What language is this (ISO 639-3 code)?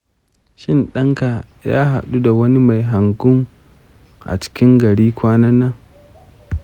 hau